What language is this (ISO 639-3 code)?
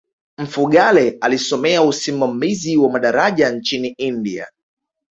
swa